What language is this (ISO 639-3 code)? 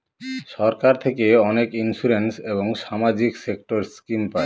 ben